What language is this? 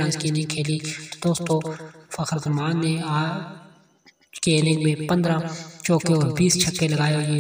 Romanian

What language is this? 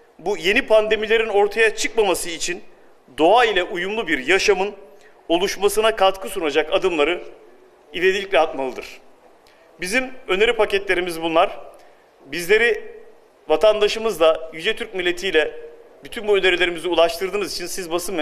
Turkish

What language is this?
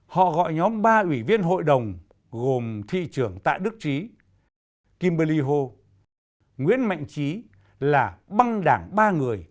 Vietnamese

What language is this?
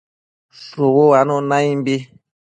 Matsés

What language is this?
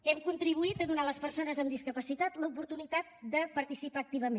Catalan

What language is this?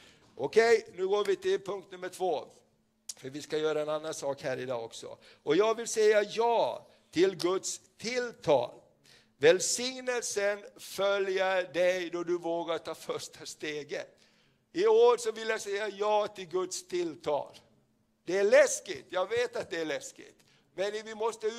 Swedish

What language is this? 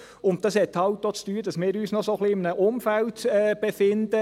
Swiss German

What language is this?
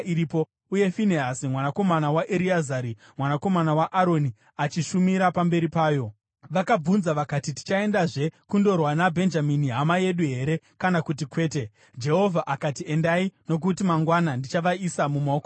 Shona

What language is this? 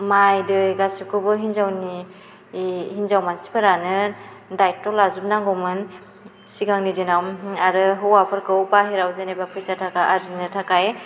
Bodo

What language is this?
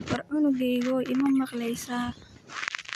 Somali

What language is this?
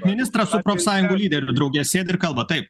Lithuanian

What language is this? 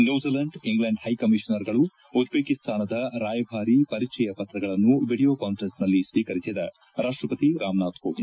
Kannada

